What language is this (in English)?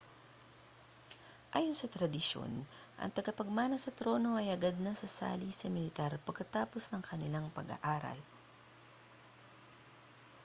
Filipino